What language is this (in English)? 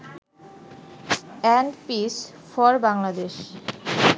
Bangla